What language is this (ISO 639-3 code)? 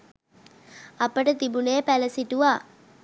sin